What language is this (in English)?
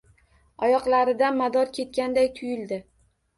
Uzbek